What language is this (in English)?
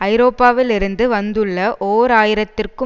Tamil